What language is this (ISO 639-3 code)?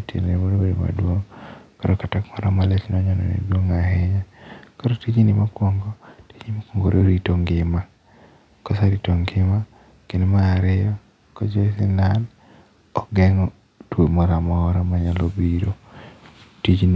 luo